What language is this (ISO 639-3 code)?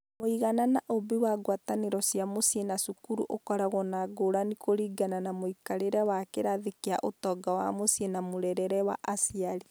kik